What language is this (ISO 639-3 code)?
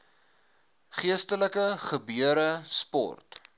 afr